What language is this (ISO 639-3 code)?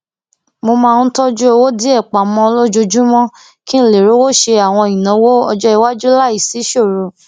yor